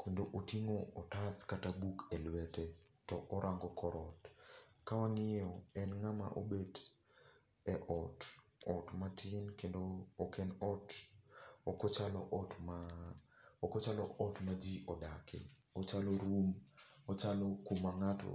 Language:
Luo (Kenya and Tanzania)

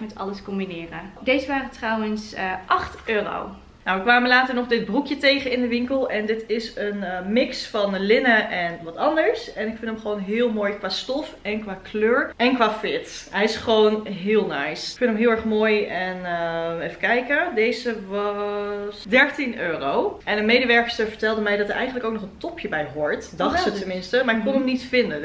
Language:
Dutch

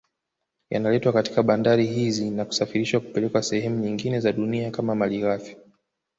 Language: Swahili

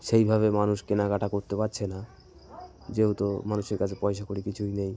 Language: Bangla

